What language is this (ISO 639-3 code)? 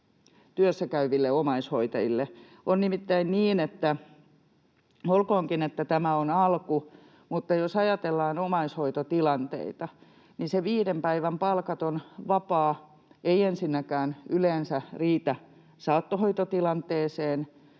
fin